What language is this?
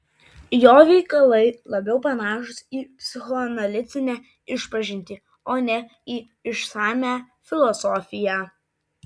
Lithuanian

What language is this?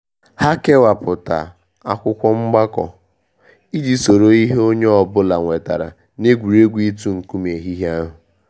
Igbo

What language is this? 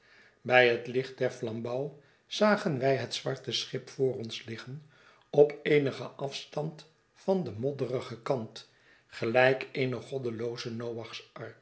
Dutch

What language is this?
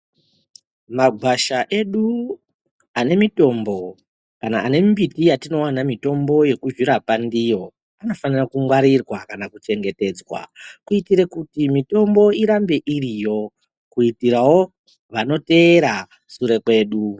Ndau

